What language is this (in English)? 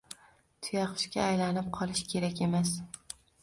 Uzbek